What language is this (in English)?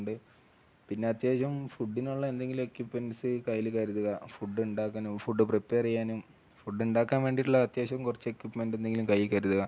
Malayalam